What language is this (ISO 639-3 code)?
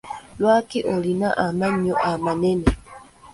lug